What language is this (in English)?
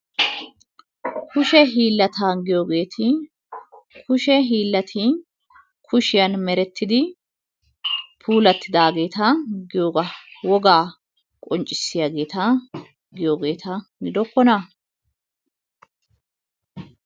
Wolaytta